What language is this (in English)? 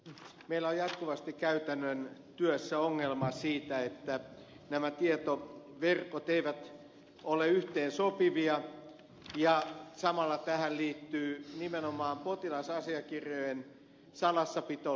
Finnish